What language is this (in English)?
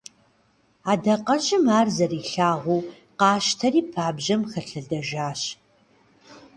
Kabardian